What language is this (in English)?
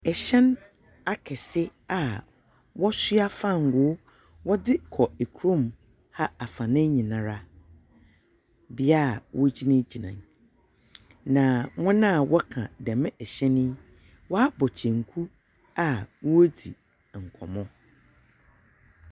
Akan